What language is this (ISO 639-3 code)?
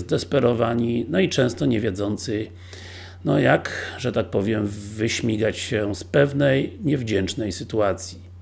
pol